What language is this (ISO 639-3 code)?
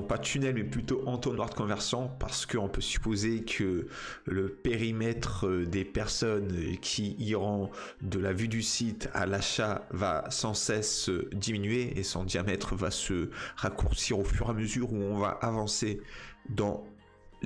fra